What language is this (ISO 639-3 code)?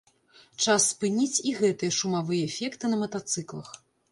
bel